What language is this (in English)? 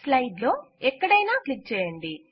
Telugu